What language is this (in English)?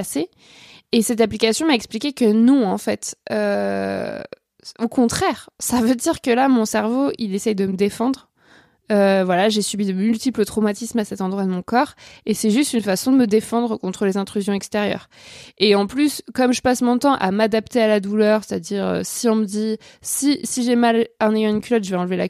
French